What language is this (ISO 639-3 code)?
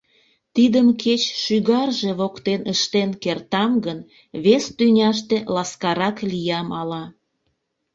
chm